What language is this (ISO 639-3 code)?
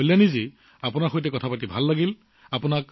asm